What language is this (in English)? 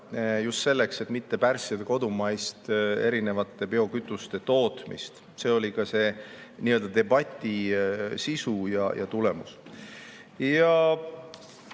Estonian